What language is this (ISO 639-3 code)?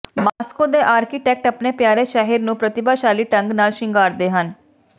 pan